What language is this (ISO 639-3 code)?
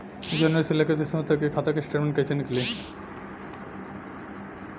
bho